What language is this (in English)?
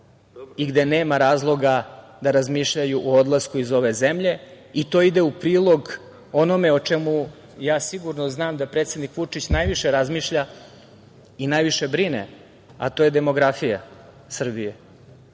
Serbian